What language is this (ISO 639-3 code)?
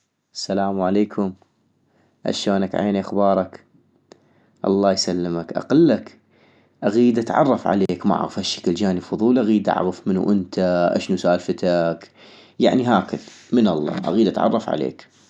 ayp